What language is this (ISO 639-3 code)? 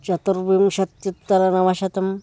san